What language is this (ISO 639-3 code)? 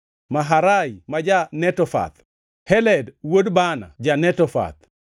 luo